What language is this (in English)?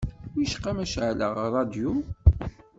Kabyle